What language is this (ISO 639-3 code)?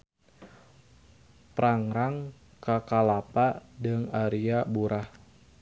sun